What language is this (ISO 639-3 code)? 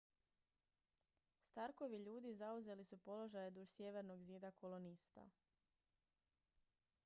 hrv